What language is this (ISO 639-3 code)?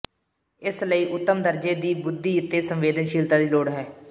pan